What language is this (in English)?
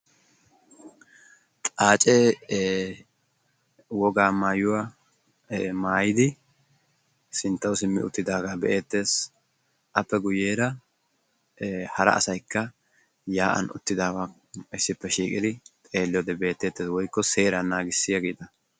Wolaytta